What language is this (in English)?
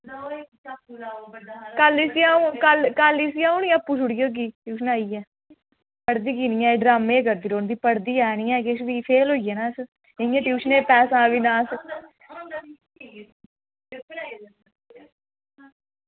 Dogri